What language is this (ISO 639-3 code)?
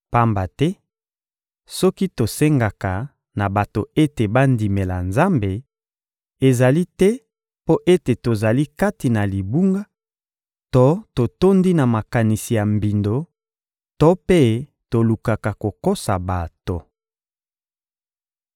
lin